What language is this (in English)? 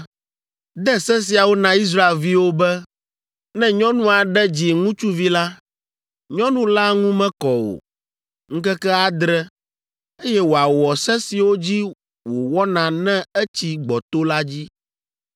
Ewe